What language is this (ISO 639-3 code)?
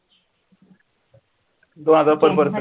mar